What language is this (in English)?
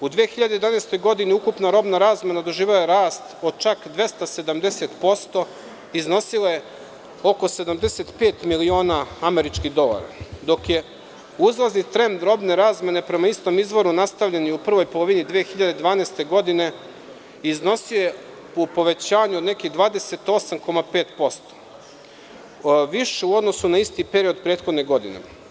Serbian